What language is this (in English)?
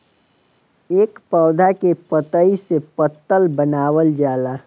Bhojpuri